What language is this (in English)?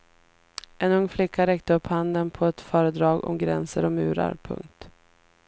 Swedish